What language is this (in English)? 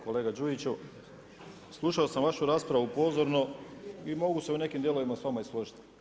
Croatian